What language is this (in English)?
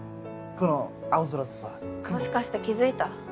Japanese